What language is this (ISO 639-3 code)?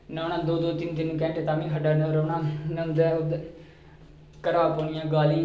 doi